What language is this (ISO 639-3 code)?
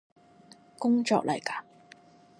yue